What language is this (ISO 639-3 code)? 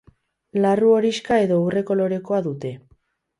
eus